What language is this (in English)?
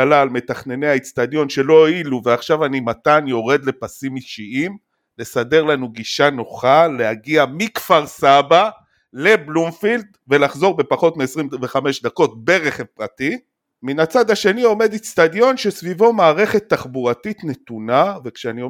Hebrew